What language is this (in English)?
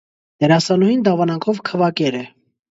Armenian